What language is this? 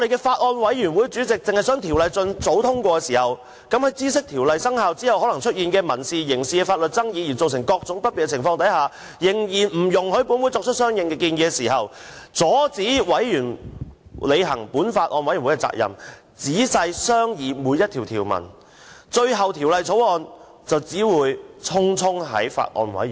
Cantonese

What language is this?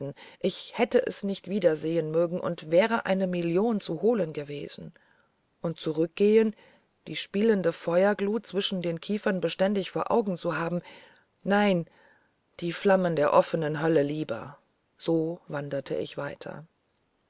German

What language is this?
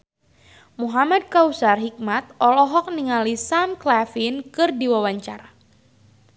Sundanese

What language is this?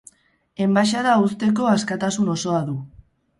Basque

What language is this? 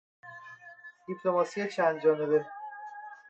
Persian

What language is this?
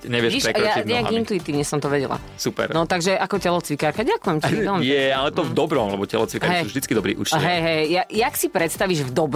Slovak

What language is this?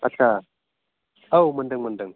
Bodo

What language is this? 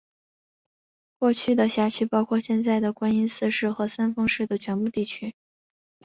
Chinese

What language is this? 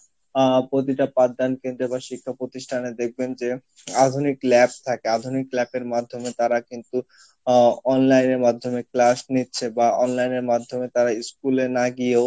Bangla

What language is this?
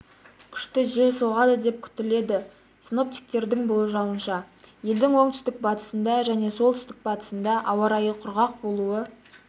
Kazakh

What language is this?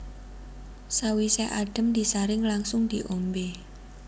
Javanese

